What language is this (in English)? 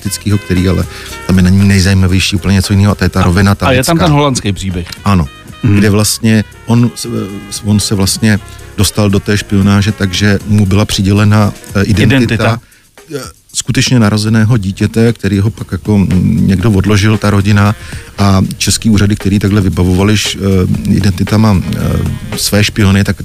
Czech